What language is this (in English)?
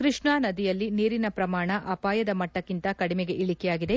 Kannada